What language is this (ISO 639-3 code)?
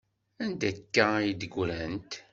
kab